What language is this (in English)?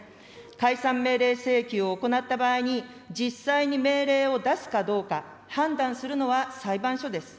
Japanese